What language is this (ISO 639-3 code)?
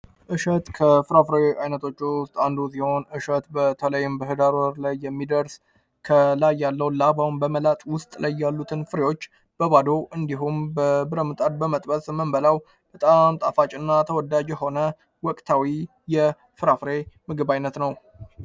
amh